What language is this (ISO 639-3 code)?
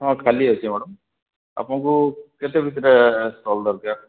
ori